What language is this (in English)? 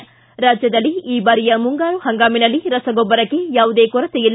Kannada